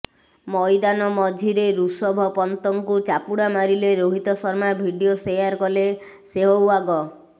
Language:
Odia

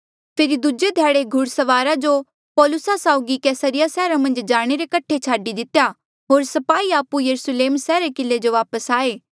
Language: Mandeali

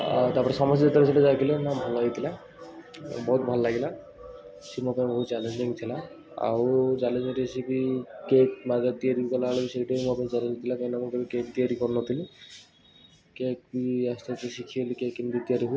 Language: Odia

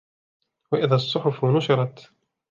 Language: Arabic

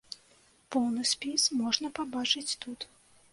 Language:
Belarusian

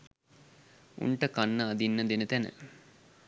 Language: Sinhala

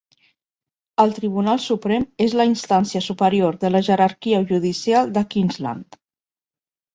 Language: Catalan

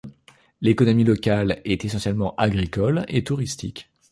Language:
French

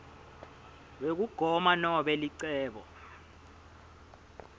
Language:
Swati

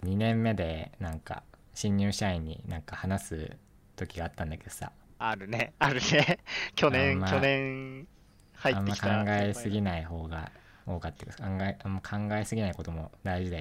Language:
Japanese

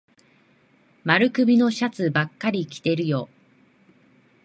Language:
Japanese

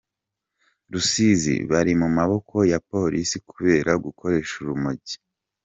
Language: Kinyarwanda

